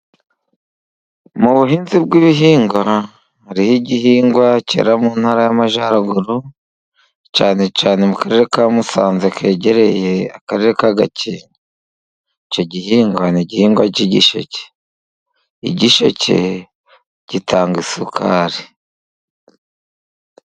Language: Kinyarwanda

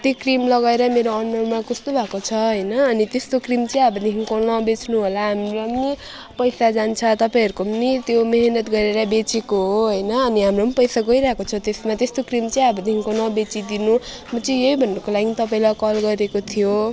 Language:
Nepali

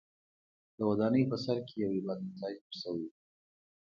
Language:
Pashto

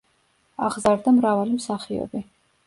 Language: Georgian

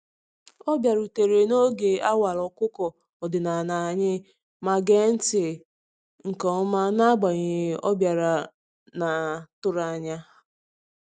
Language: Igbo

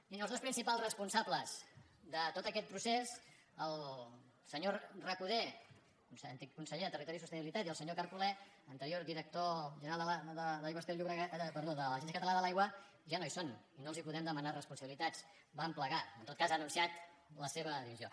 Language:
Catalan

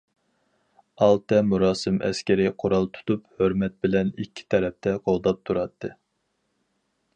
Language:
Uyghur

